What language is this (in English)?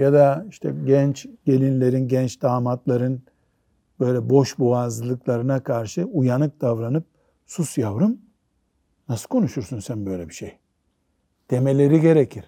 Turkish